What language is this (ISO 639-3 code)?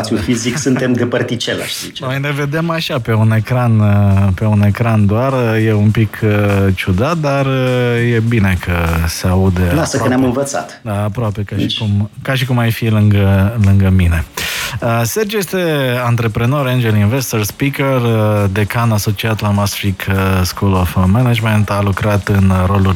ron